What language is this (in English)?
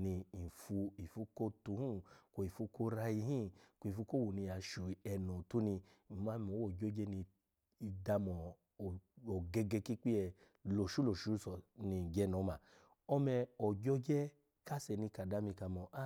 Alago